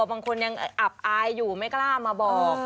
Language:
Thai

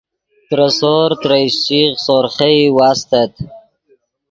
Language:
Yidgha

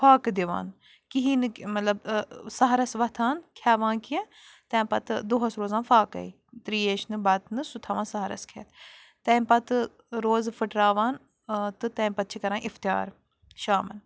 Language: Kashmiri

